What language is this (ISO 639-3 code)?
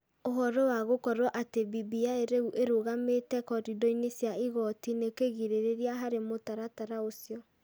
kik